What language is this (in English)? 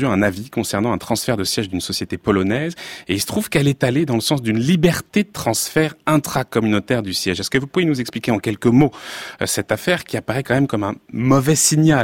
French